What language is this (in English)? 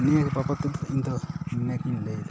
Santali